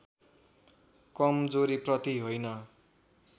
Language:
Nepali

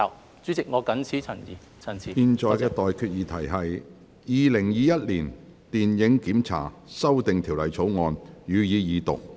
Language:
Cantonese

